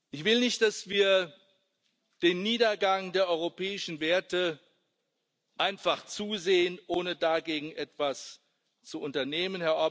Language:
German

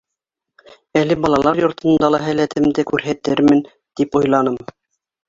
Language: Bashkir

